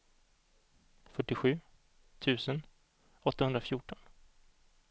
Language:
Swedish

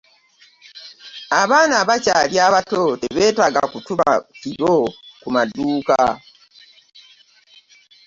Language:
Ganda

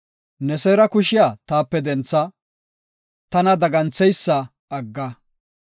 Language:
Gofa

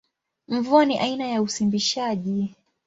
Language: Swahili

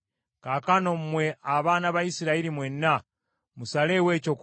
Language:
Ganda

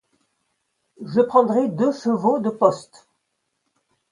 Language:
French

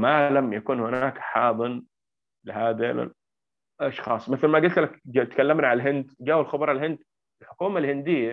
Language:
Arabic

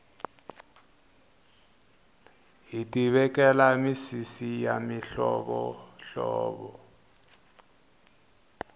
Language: Tsonga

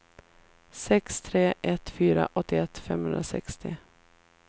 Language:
Swedish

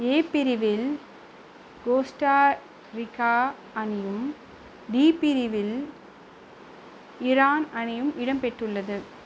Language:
Tamil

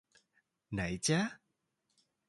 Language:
Thai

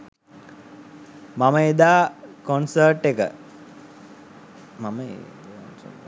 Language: Sinhala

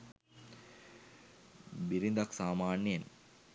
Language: Sinhala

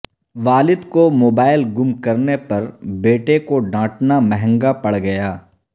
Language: Urdu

